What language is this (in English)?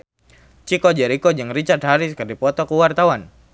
Sundanese